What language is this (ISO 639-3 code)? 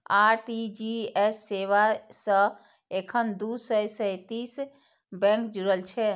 mai